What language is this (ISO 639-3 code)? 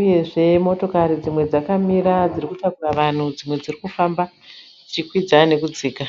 sna